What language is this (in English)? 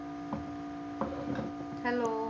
Punjabi